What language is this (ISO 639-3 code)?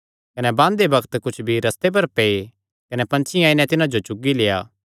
xnr